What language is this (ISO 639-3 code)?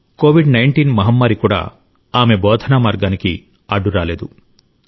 tel